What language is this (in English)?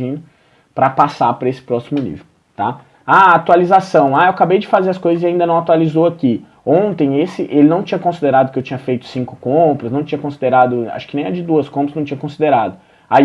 Portuguese